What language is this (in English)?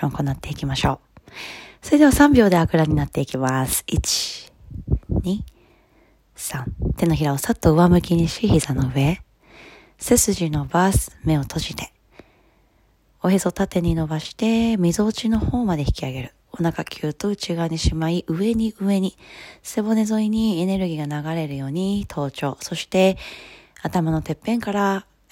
Japanese